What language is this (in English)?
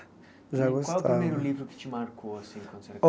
Portuguese